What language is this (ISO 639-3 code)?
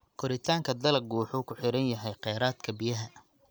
som